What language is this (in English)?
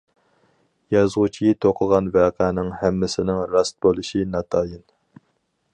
Uyghur